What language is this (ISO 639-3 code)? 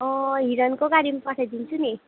nep